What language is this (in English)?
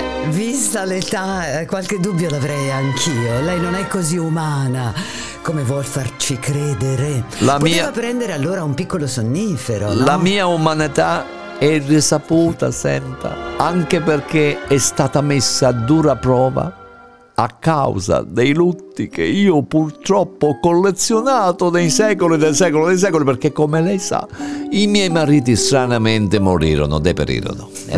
Italian